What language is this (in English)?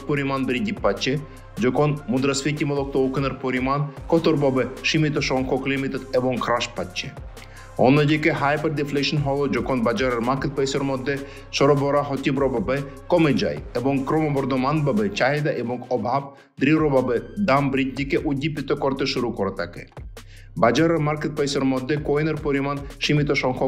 Romanian